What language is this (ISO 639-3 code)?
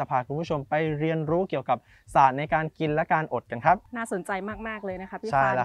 tha